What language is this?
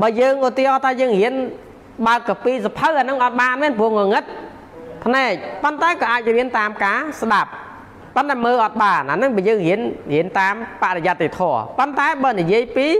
Thai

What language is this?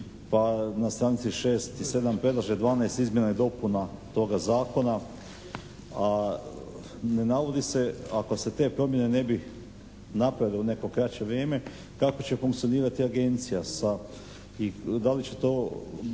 Croatian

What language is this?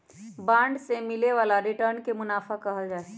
Magahi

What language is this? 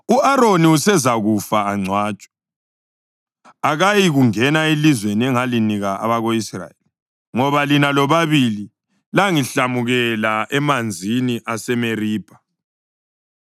North Ndebele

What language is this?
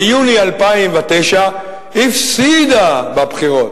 Hebrew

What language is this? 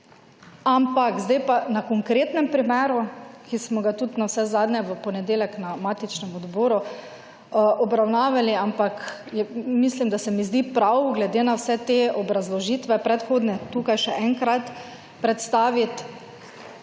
Slovenian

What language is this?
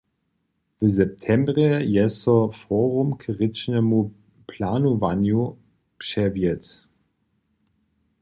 Upper Sorbian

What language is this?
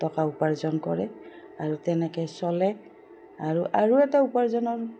Assamese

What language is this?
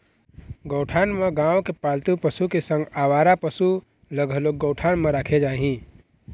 Chhattisgarhi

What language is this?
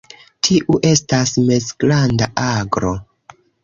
Esperanto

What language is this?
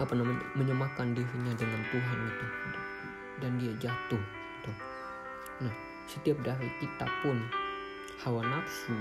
Indonesian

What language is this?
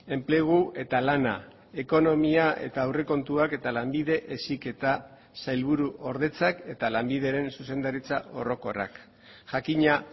Basque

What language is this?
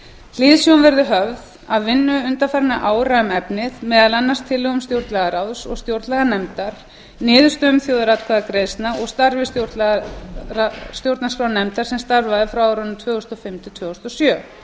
Icelandic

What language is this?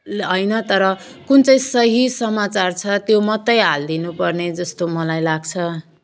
Nepali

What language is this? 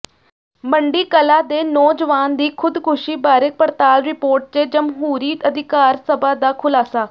Punjabi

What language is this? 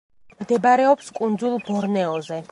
Georgian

